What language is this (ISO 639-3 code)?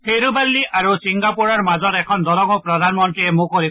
asm